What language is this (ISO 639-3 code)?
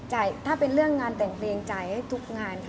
tha